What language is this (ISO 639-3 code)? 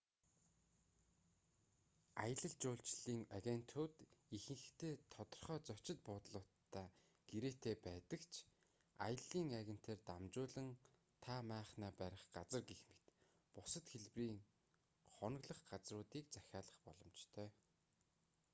mon